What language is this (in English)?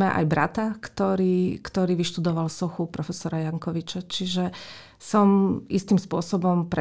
Slovak